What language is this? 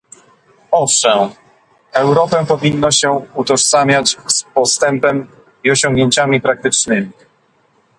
Polish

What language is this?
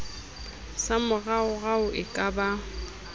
Southern Sotho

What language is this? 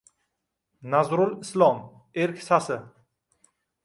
Uzbek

